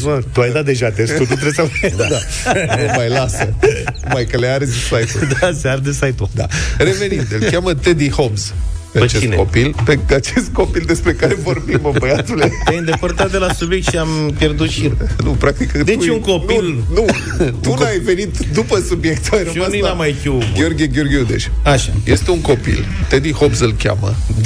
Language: Romanian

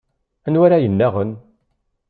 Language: Kabyle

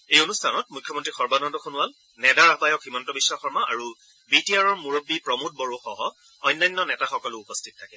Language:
Assamese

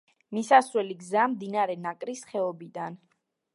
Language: Georgian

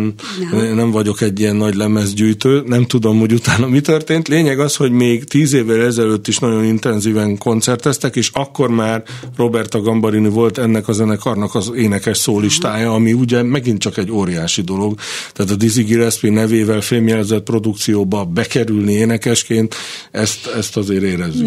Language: Hungarian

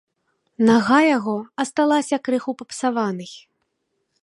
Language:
Belarusian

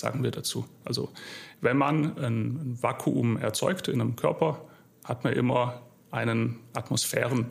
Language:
German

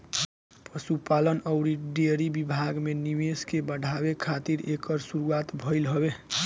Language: Bhojpuri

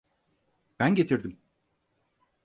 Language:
Turkish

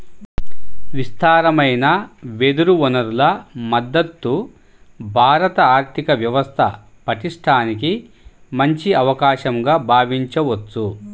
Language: Telugu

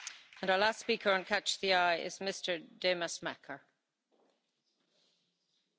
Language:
Dutch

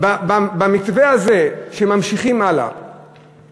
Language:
Hebrew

